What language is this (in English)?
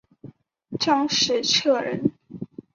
Chinese